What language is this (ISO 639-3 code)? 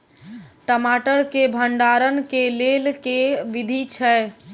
mai